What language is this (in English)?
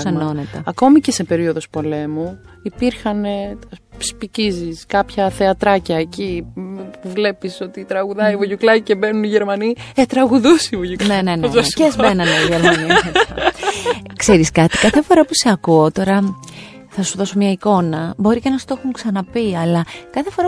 Greek